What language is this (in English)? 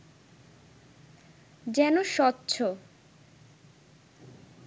Bangla